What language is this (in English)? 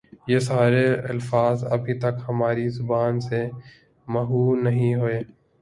Urdu